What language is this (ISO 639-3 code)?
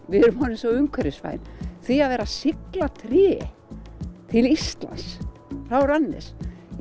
isl